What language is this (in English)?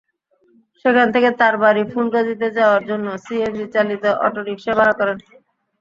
Bangla